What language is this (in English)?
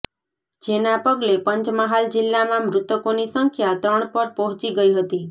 Gujarati